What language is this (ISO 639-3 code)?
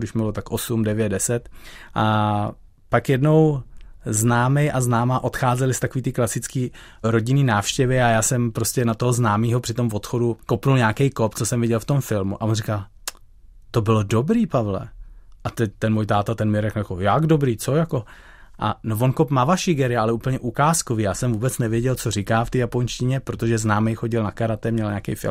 ces